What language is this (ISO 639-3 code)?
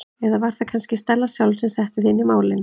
isl